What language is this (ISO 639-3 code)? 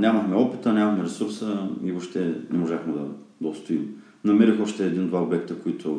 bul